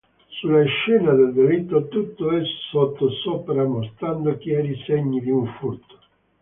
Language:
Italian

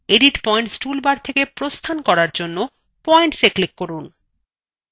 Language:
Bangla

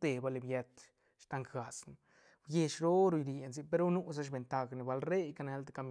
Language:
Santa Catarina Albarradas Zapotec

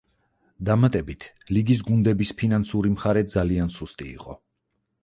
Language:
Georgian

